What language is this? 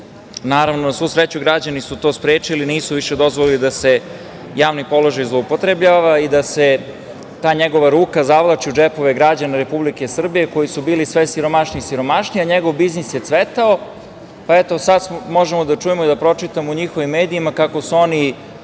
Serbian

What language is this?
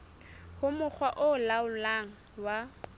Southern Sotho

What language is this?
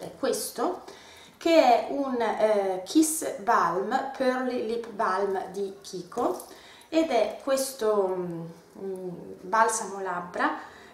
Italian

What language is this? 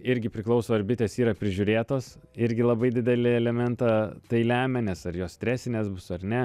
Lithuanian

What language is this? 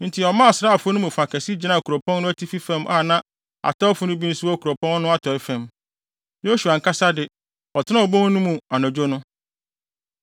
Akan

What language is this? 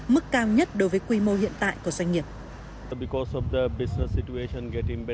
Vietnamese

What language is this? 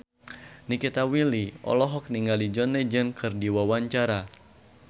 Sundanese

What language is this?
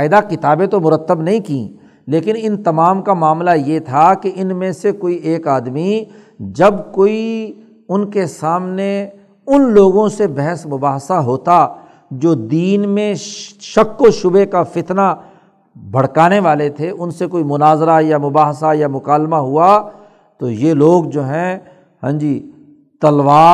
Urdu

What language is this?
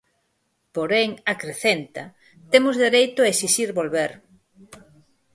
Galician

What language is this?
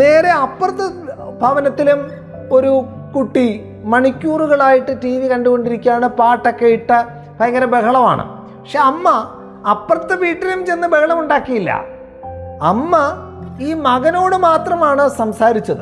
Malayalam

